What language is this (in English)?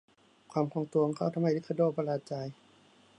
Thai